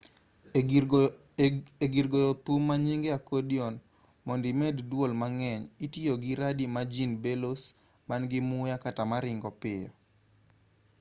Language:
Luo (Kenya and Tanzania)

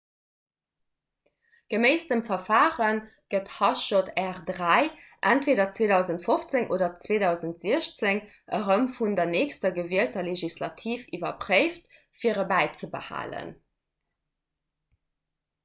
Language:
Luxembourgish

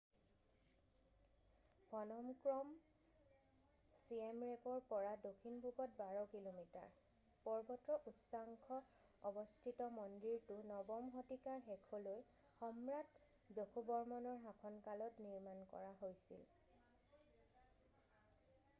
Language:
Assamese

